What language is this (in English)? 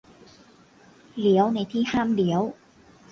Thai